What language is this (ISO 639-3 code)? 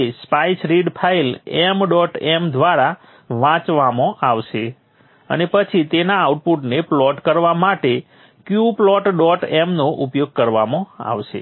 guj